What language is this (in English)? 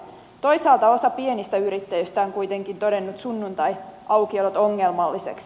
Finnish